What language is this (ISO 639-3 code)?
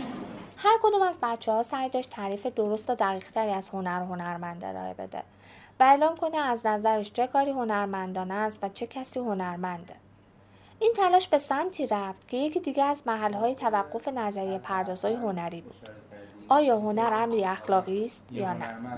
fas